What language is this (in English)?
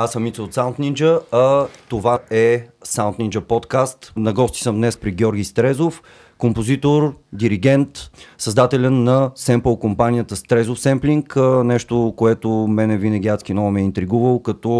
Bulgarian